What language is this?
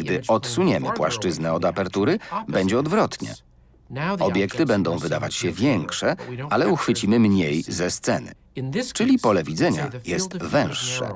Polish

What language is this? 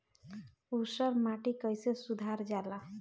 Bhojpuri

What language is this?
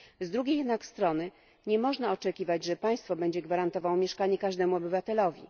Polish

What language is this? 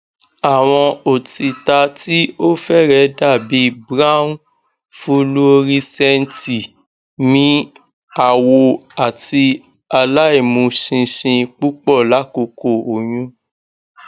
Yoruba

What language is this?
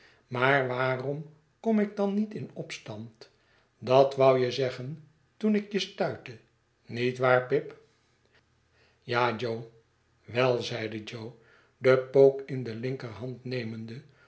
Dutch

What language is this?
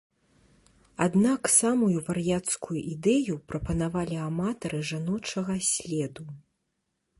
Belarusian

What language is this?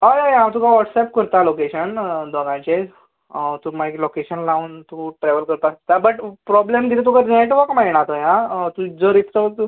Konkani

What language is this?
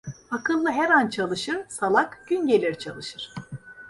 Turkish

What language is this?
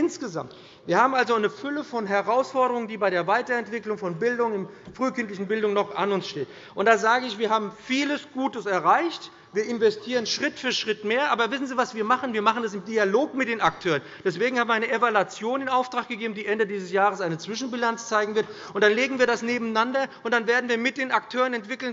German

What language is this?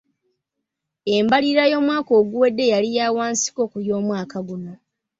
Ganda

